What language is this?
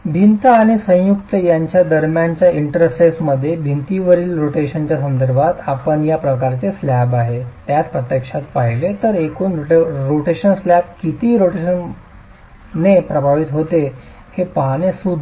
Marathi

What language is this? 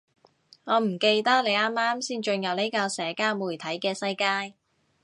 Cantonese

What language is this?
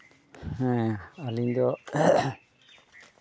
Santali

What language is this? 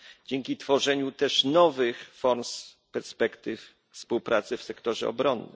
Polish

